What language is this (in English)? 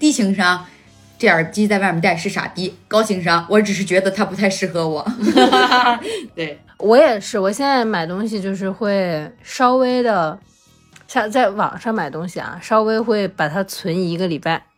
Chinese